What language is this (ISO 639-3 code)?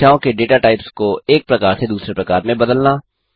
hin